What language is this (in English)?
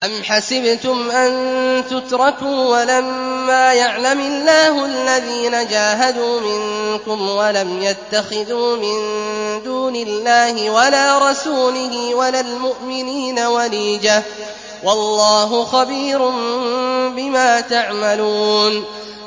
Arabic